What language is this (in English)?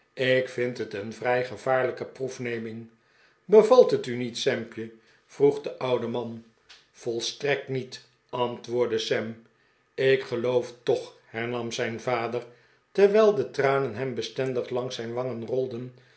Dutch